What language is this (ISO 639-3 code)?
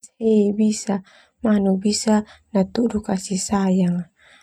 twu